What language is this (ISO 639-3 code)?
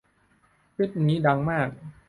tha